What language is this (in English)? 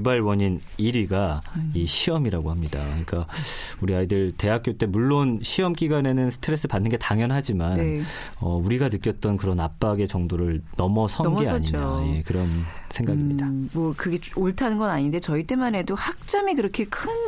Korean